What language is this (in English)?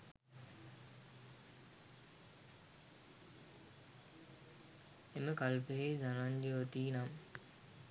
Sinhala